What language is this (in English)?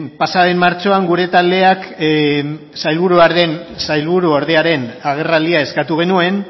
Basque